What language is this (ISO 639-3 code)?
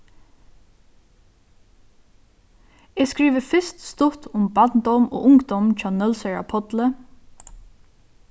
fao